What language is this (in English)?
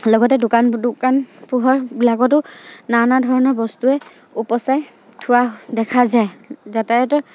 Assamese